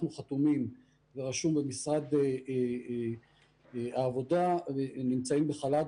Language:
Hebrew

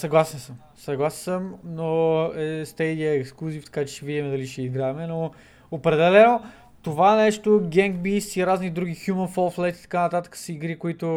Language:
Bulgarian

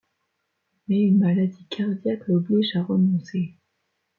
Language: French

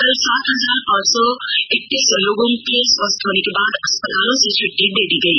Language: Hindi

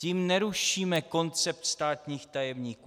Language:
Czech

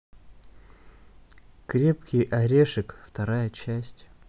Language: Russian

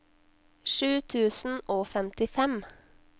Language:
Norwegian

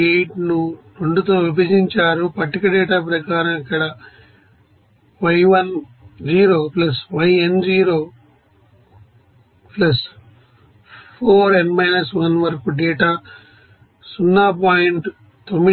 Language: Telugu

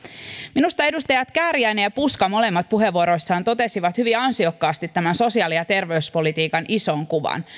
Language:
Finnish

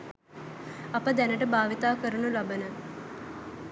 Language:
Sinhala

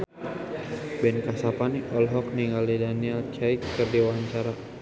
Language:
Sundanese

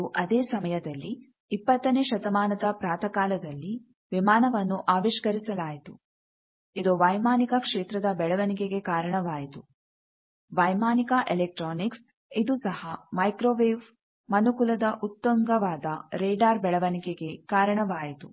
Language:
Kannada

